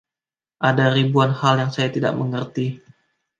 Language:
Indonesian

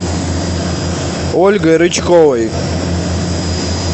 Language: Russian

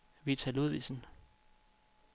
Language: Danish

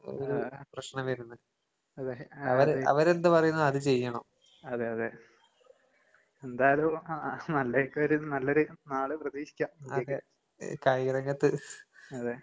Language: Malayalam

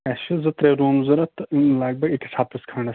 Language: Kashmiri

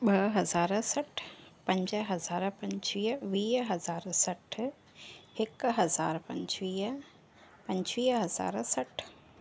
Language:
Sindhi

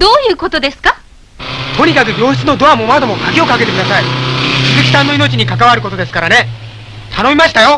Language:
Japanese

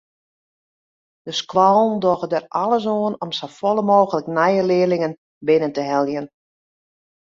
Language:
Western Frisian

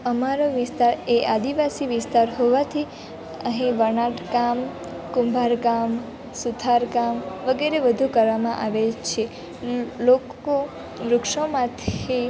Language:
Gujarati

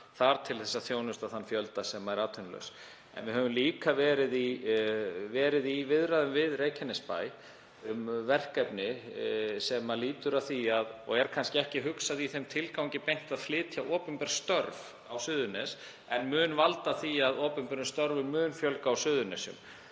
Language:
Icelandic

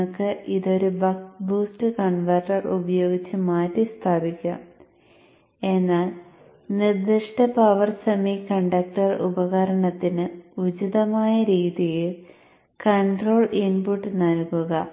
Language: Malayalam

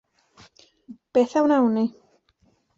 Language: Welsh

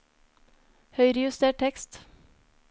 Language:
Norwegian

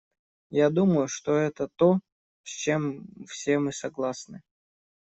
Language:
Russian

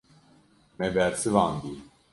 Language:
Kurdish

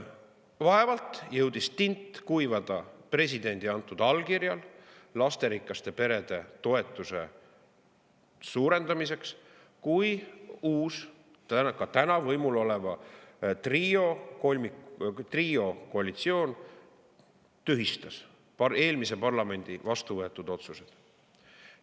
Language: Estonian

